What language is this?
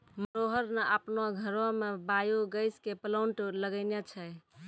Maithili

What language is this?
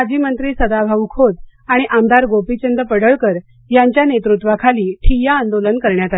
Marathi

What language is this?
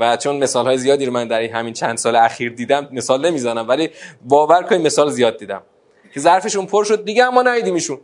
Persian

